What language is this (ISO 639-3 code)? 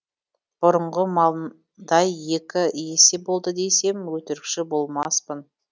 kaz